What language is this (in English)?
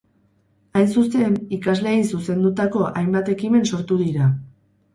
Basque